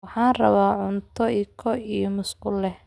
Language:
Somali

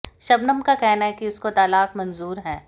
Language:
Hindi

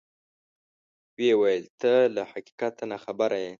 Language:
Pashto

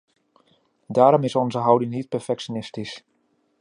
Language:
Dutch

